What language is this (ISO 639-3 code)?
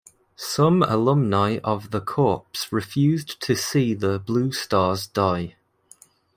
eng